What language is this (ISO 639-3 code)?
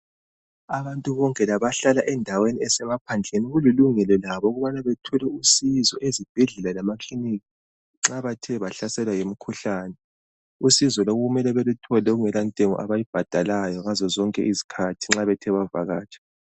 nde